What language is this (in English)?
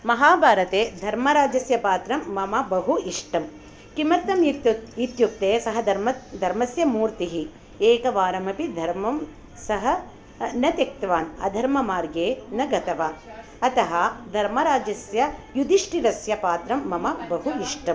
Sanskrit